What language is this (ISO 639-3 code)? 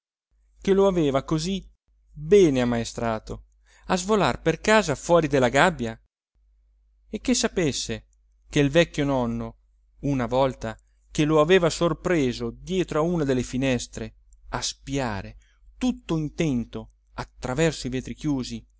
ita